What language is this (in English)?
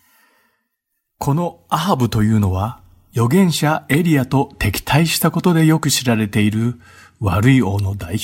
Japanese